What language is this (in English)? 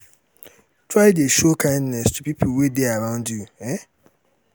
Nigerian Pidgin